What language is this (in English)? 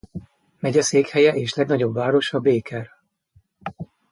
Hungarian